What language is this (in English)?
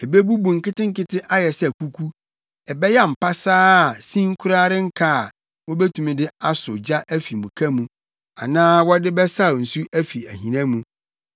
Akan